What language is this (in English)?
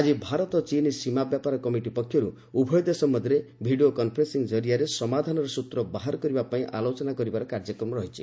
Odia